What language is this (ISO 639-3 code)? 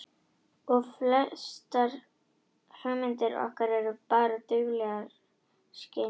isl